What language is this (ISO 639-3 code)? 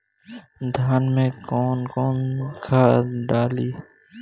bho